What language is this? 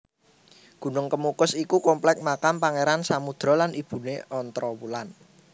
Javanese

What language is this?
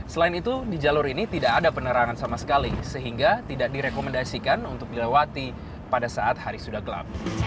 Indonesian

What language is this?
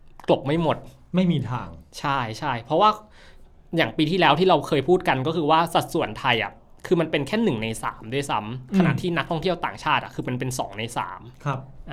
Thai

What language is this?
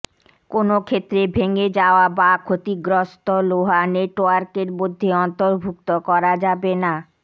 Bangla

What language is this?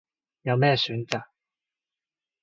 Cantonese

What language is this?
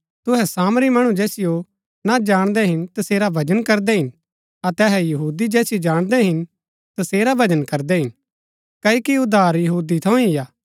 Gaddi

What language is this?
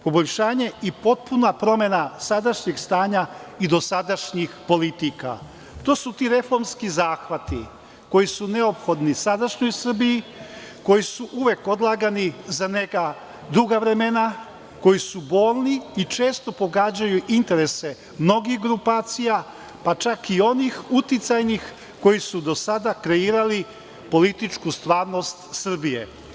Serbian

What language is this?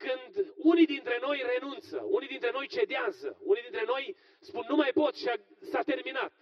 Romanian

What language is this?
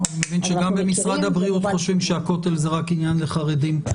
Hebrew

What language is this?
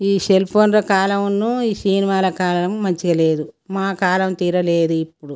Telugu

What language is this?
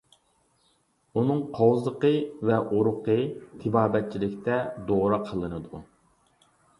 Uyghur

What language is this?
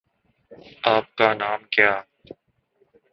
Urdu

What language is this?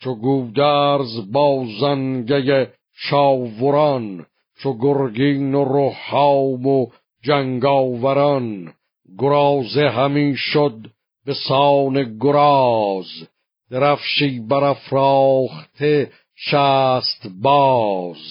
Persian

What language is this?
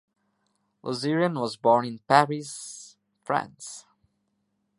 English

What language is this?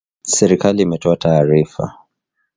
Swahili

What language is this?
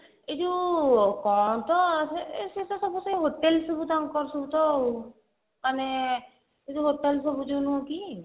Odia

